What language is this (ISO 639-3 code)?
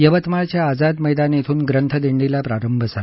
mar